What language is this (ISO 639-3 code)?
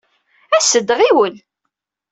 kab